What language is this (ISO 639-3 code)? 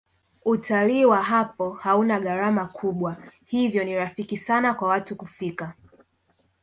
swa